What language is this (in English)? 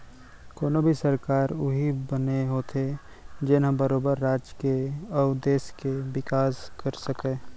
Chhattisgarhi